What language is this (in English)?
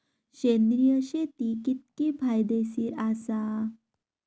Marathi